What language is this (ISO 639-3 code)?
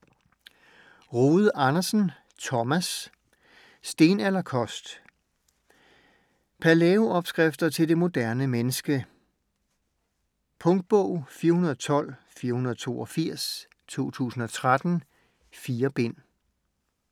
dan